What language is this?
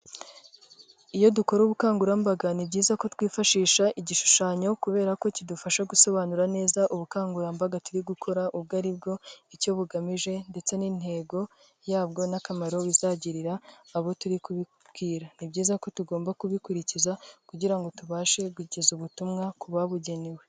Kinyarwanda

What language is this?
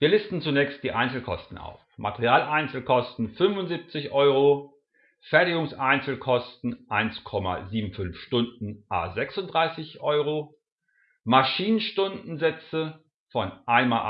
German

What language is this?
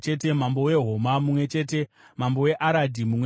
Shona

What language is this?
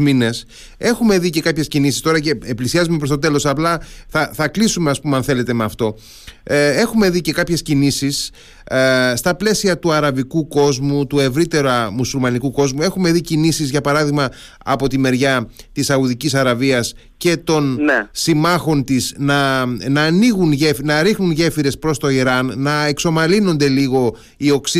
Greek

